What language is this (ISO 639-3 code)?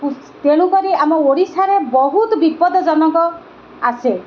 ori